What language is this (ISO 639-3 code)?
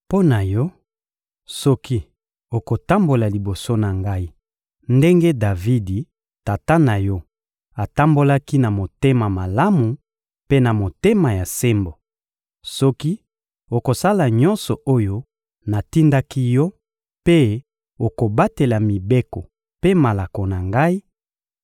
lin